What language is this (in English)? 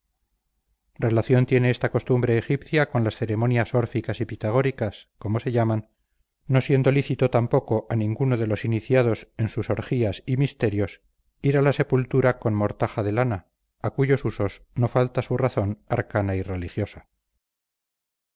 Spanish